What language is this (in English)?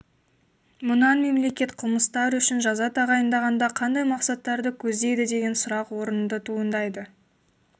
Kazakh